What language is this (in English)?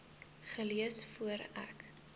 Afrikaans